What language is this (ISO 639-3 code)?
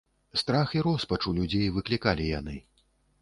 bel